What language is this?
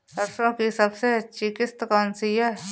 Hindi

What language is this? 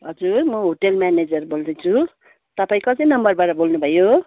Nepali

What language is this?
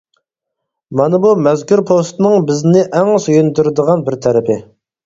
Uyghur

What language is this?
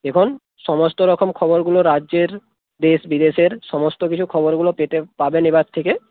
Bangla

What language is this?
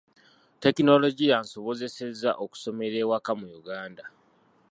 Ganda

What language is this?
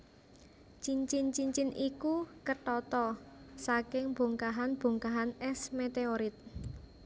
Javanese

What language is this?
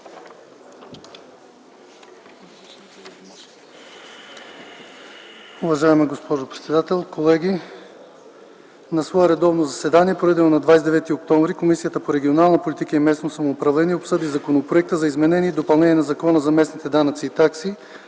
Bulgarian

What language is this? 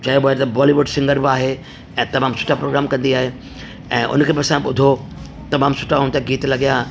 Sindhi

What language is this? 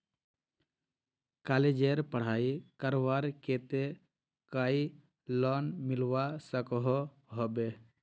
Magahi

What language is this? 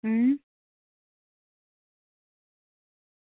Dogri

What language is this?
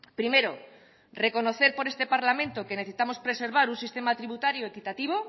Spanish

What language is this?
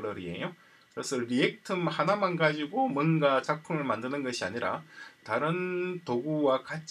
Korean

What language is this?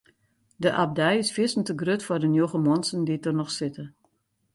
Western Frisian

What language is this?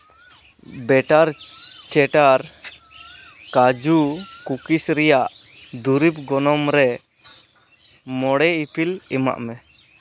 Santali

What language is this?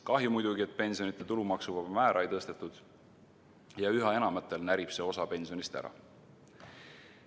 Estonian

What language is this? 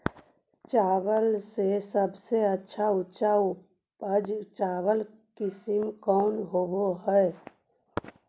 Magahi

